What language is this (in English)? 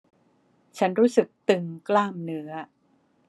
Thai